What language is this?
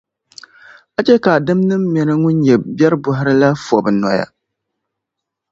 Dagbani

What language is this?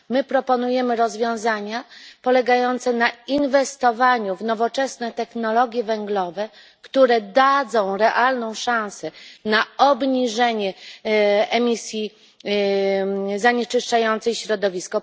Polish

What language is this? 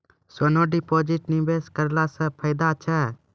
Maithili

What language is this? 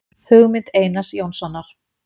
Icelandic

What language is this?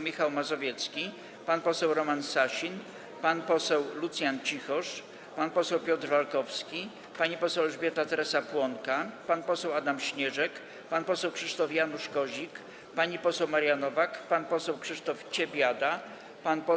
Polish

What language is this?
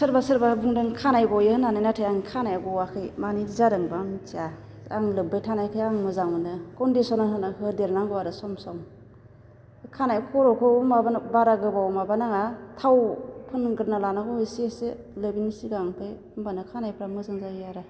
Bodo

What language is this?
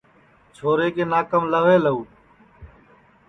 Sansi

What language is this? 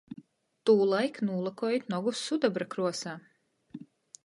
Latgalian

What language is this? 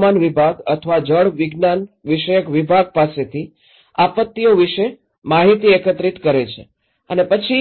Gujarati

